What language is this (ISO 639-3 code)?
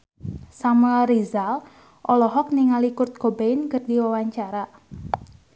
sun